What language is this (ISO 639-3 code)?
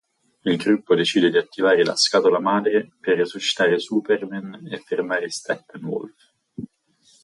ita